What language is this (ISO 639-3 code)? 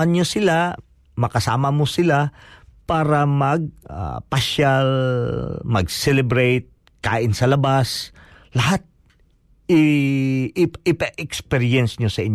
fil